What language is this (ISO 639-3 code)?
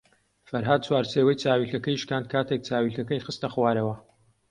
ckb